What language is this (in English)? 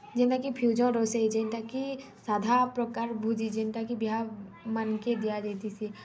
Odia